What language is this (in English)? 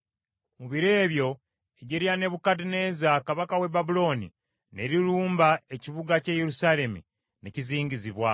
Ganda